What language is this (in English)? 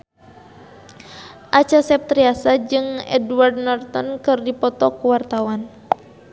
Sundanese